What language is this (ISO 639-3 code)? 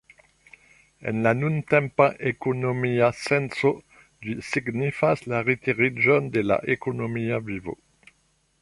epo